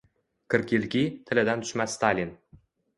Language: Uzbek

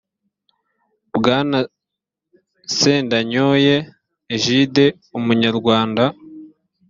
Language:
Kinyarwanda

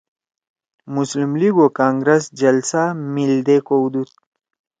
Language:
Torwali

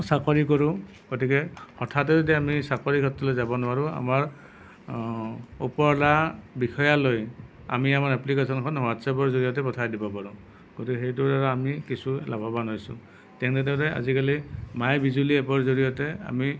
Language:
Assamese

